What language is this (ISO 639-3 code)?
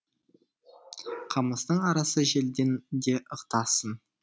kaz